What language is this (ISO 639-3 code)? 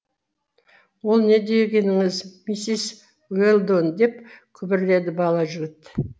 kaz